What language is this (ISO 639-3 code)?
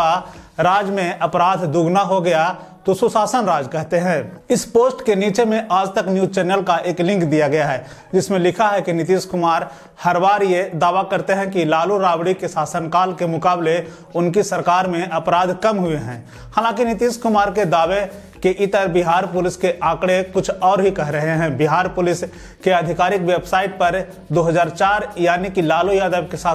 hin